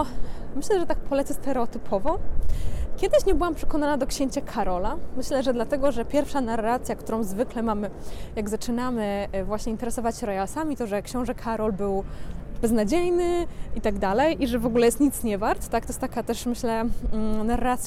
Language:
Polish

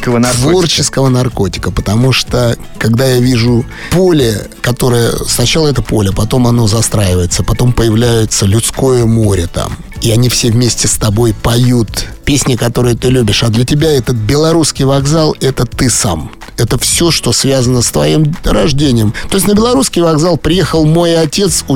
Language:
Russian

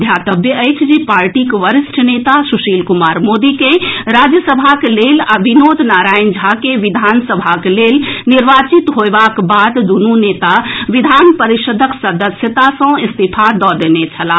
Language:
Maithili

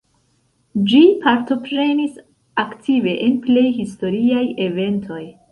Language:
Esperanto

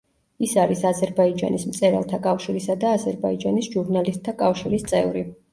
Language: Georgian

